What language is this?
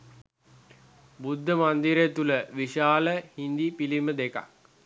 Sinhala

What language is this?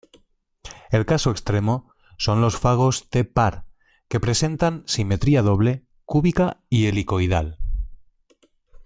Spanish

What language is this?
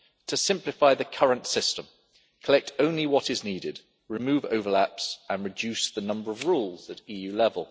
English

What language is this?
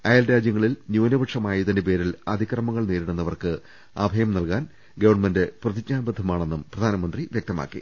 Malayalam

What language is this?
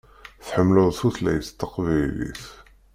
Kabyle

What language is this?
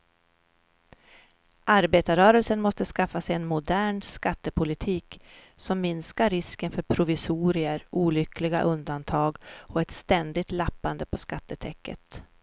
Swedish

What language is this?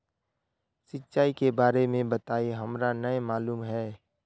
Magahi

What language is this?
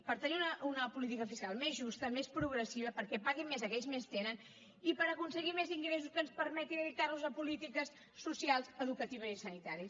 Catalan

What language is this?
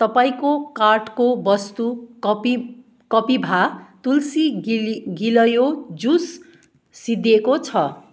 Nepali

